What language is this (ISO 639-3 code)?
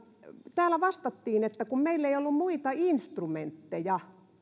fin